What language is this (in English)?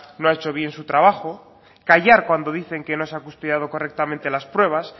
Spanish